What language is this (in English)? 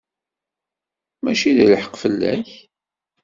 Kabyle